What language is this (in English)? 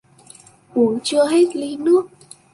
Vietnamese